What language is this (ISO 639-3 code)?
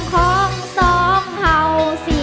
tha